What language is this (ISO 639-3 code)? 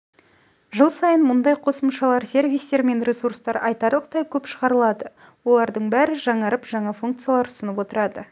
kaz